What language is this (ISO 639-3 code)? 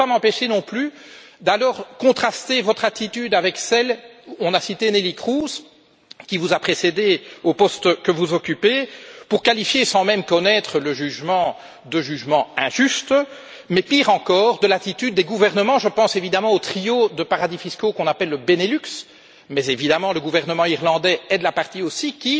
fra